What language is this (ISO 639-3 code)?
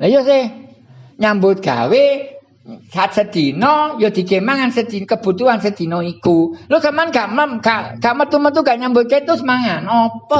ind